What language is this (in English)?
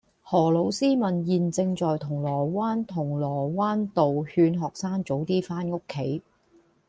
Cantonese